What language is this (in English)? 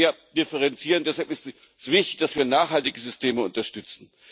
German